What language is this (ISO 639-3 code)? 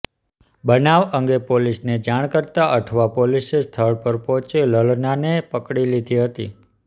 guj